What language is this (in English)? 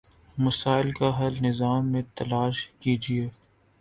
Urdu